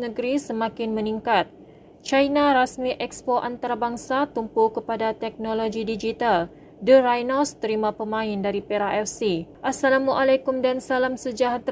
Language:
Malay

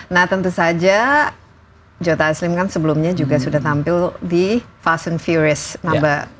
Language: Indonesian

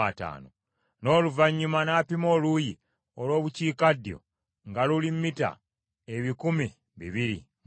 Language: Ganda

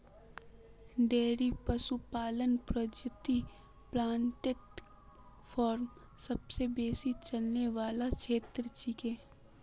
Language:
Magahi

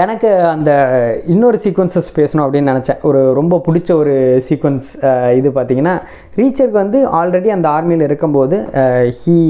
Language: Tamil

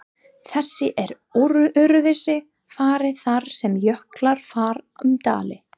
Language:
Icelandic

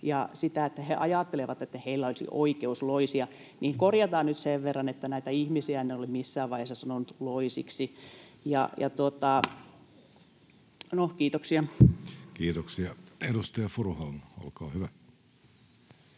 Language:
Finnish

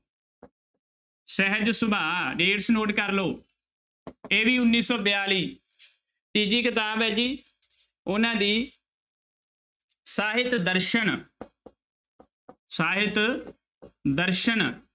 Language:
Punjabi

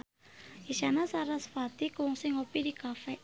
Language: Sundanese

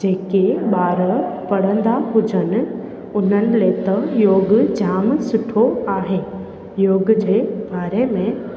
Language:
Sindhi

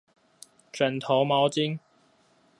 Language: Chinese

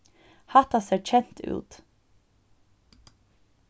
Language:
Faroese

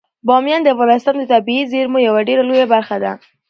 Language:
Pashto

